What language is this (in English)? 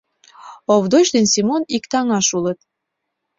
Mari